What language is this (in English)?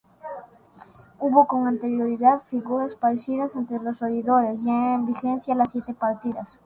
Spanish